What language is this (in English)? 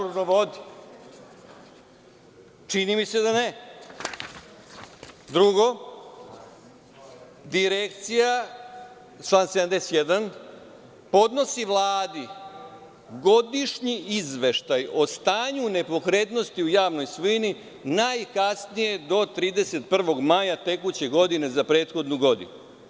Serbian